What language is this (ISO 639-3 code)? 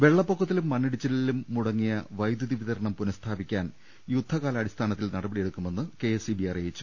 mal